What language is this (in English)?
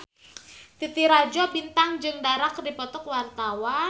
Sundanese